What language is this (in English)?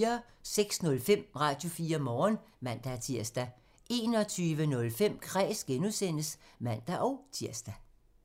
Danish